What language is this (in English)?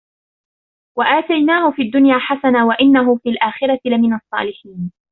Arabic